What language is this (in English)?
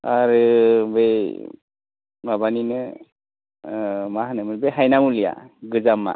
Bodo